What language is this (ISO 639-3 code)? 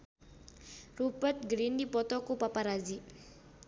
sun